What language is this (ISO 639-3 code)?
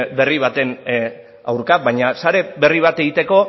eus